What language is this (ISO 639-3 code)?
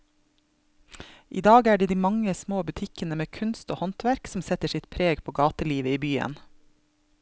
nor